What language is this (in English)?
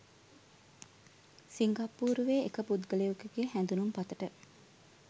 Sinhala